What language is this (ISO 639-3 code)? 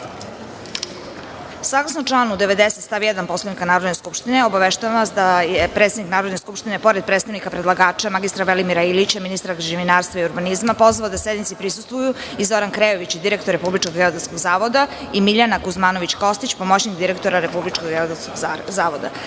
srp